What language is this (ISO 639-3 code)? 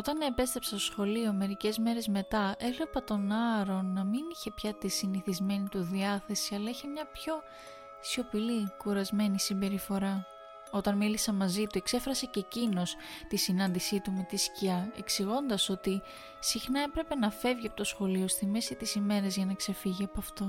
ell